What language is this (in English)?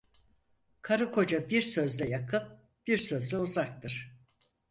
Turkish